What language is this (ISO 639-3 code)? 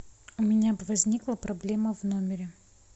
rus